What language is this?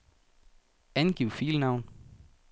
Danish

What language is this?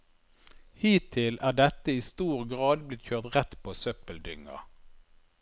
Norwegian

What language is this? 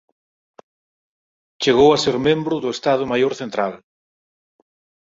Galician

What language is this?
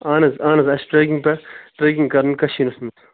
Kashmiri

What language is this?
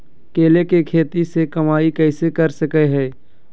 Magahi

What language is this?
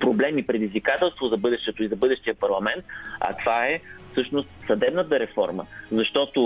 Bulgarian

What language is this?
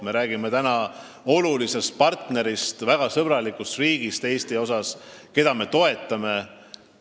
Estonian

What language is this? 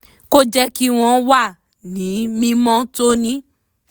Yoruba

